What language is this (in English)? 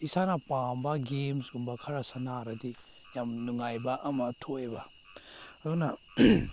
Manipuri